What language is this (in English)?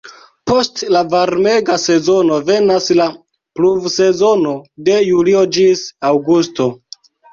Esperanto